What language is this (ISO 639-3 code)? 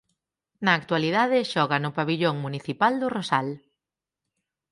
glg